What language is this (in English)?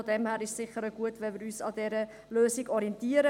Swiss German